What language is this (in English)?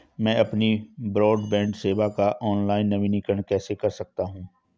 Hindi